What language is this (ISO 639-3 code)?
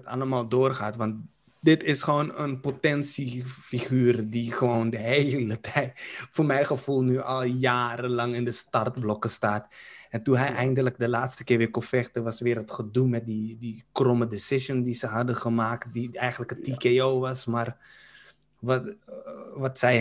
nld